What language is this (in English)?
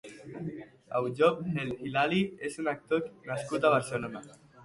Catalan